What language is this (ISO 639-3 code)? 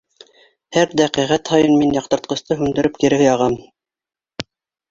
bak